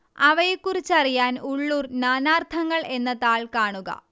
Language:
Malayalam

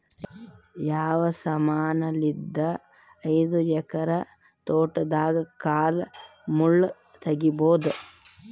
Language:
Kannada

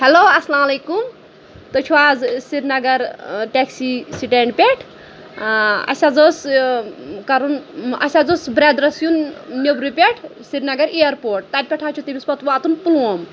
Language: Kashmiri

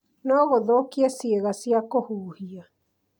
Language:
Kikuyu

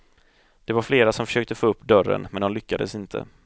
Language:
Swedish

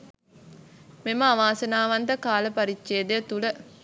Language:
Sinhala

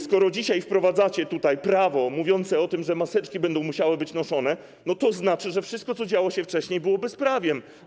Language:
Polish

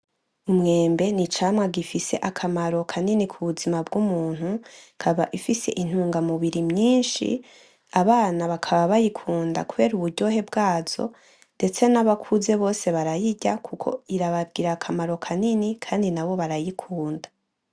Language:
Rundi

